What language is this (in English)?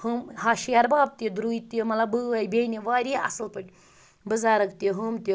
Kashmiri